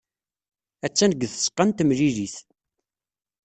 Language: Kabyle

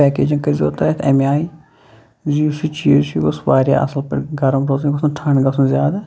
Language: Kashmiri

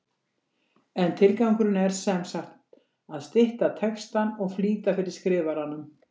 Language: Icelandic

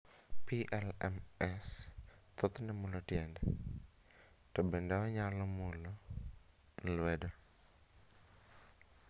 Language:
Luo (Kenya and Tanzania)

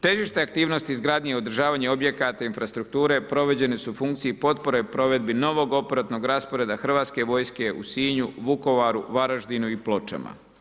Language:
Croatian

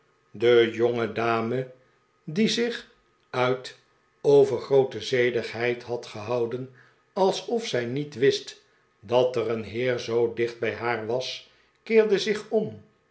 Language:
Dutch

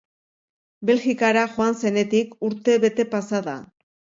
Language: Basque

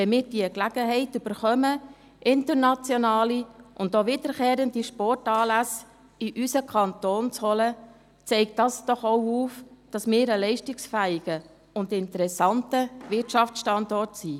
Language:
Swiss German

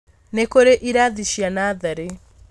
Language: Kikuyu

